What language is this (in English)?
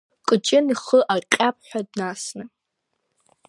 Abkhazian